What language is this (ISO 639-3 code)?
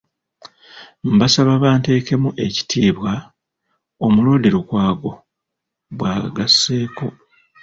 lug